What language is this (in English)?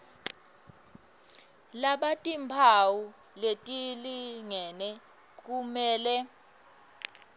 Swati